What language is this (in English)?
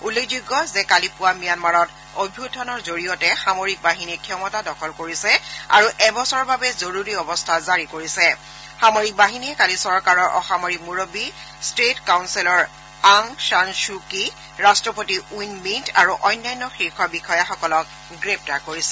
Assamese